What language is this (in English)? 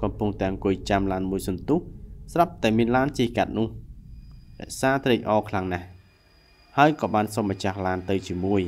Thai